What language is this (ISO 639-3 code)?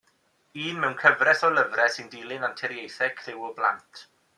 cym